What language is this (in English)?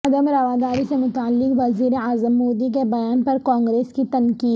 Urdu